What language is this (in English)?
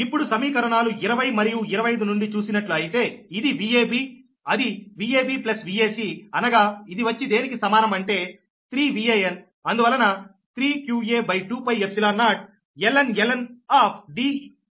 Telugu